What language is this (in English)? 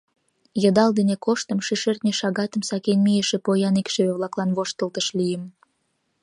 Mari